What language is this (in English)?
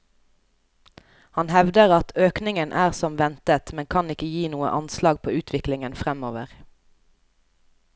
Norwegian